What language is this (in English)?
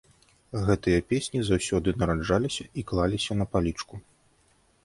Belarusian